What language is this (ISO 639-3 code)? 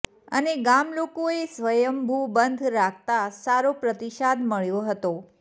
guj